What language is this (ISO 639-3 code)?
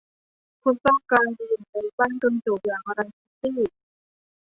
tha